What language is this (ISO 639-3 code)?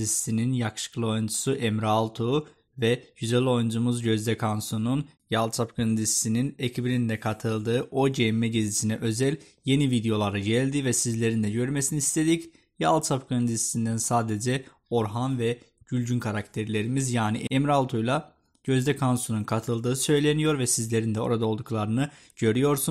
tur